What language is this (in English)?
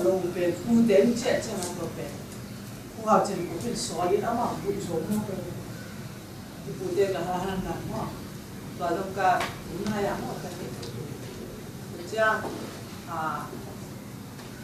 Thai